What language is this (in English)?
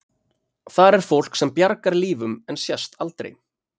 Icelandic